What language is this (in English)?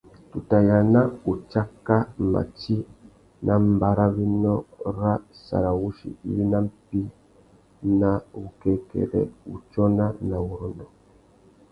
Tuki